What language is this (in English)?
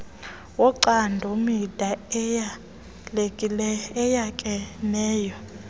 Xhosa